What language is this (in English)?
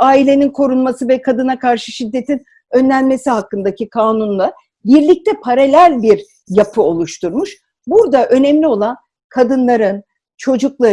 Turkish